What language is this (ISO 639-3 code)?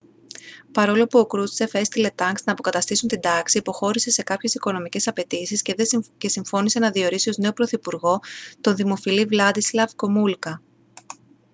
ell